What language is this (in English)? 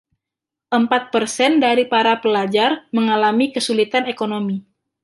Indonesian